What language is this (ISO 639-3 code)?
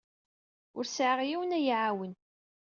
kab